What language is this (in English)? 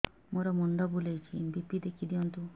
Odia